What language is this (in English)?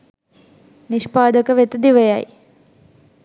Sinhala